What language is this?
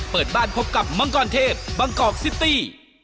Thai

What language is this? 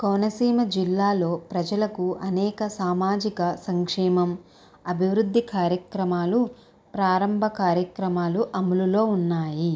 Telugu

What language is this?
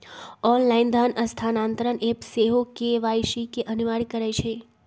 Magahi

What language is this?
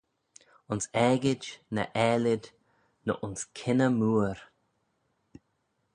Manx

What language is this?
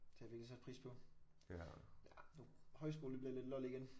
Danish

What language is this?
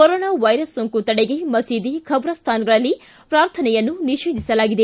Kannada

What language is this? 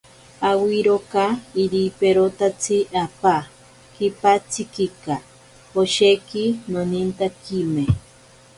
Ashéninka Perené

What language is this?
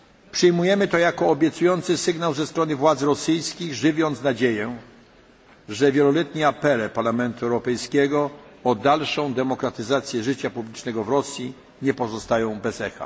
Polish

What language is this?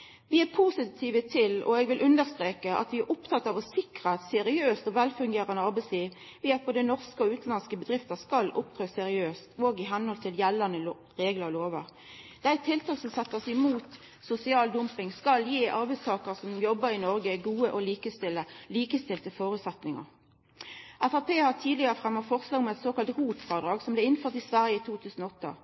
Norwegian Nynorsk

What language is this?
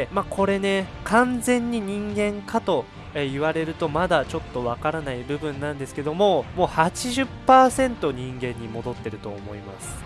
Japanese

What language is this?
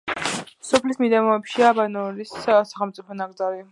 Georgian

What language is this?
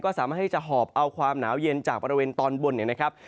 Thai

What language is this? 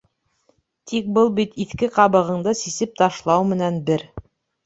Bashkir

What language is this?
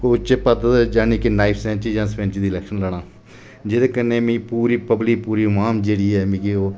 Dogri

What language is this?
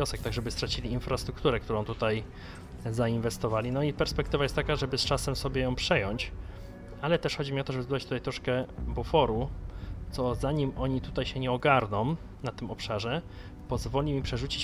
Polish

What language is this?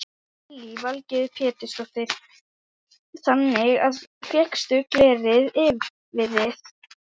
Icelandic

